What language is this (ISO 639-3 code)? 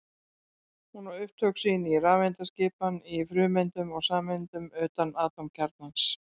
isl